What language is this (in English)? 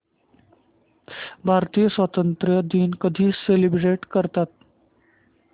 Marathi